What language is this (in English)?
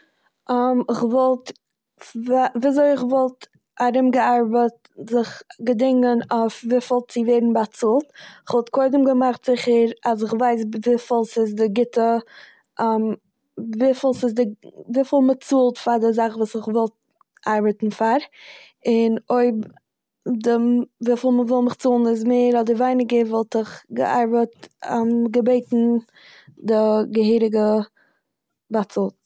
Yiddish